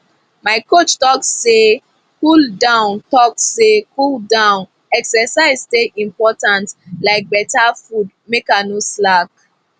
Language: Nigerian Pidgin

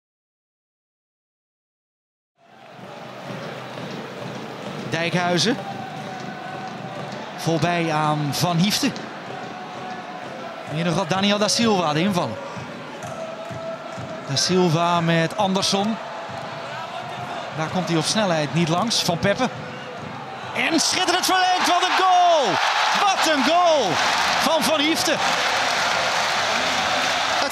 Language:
Dutch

